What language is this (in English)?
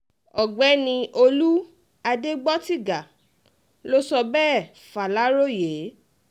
Yoruba